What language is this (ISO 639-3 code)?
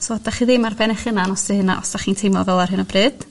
cym